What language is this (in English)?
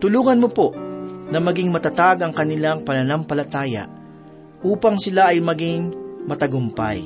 Filipino